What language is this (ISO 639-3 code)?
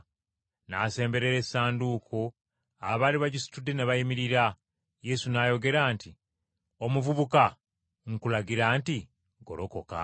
lug